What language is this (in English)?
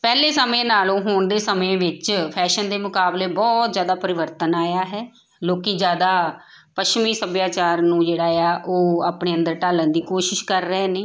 Punjabi